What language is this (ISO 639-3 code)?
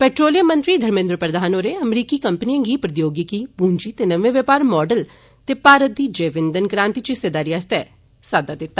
doi